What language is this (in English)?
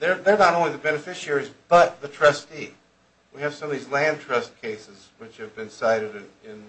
English